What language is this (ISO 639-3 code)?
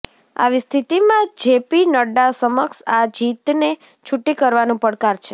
guj